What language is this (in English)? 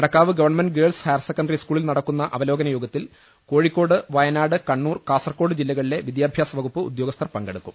Malayalam